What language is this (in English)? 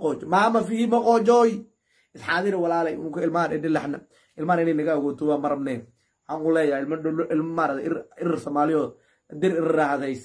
Arabic